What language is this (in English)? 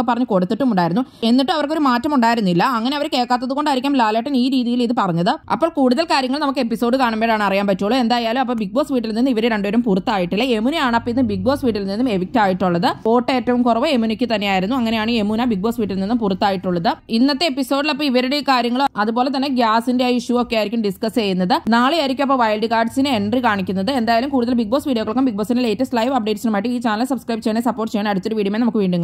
Malayalam